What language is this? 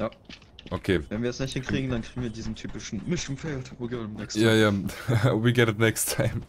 German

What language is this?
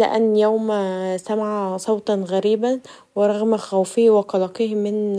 Egyptian Arabic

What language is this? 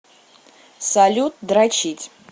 Russian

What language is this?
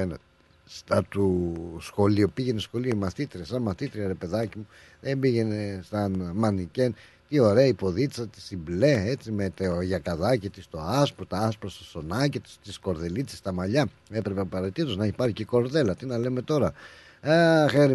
Greek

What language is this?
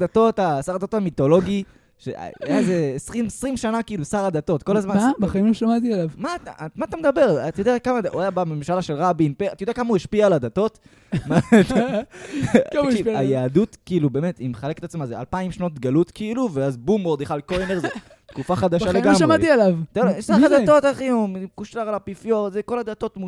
Hebrew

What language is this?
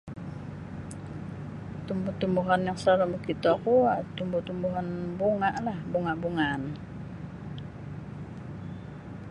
Sabah Bisaya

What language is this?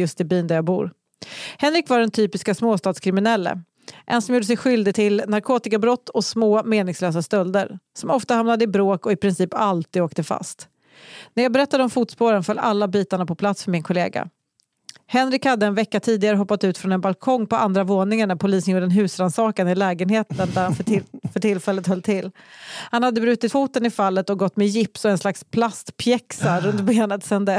Swedish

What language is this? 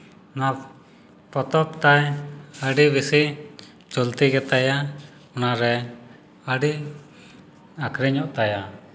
Santali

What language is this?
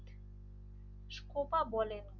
Bangla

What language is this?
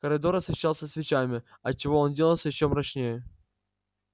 Russian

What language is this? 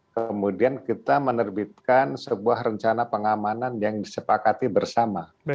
Indonesian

